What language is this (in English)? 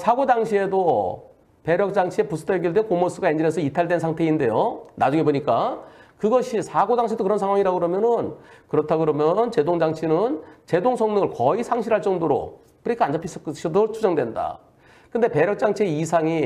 Korean